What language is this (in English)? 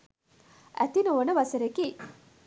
Sinhala